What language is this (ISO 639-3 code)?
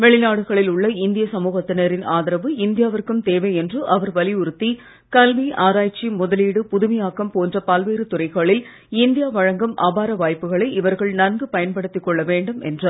tam